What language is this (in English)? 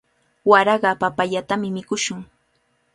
Cajatambo North Lima Quechua